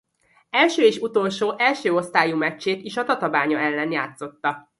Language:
Hungarian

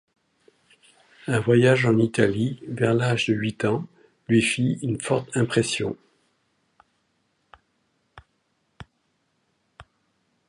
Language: French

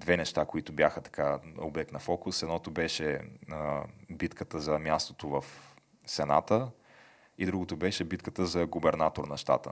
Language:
Bulgarian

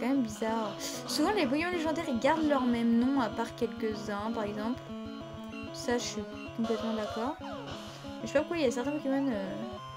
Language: French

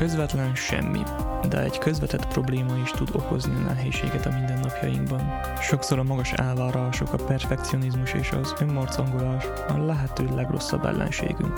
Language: Hungarian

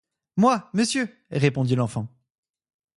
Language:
French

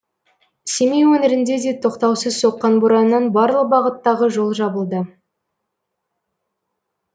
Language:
Kazakh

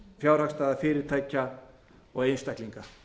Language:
Icelandic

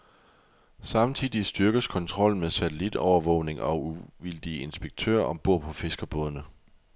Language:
Danish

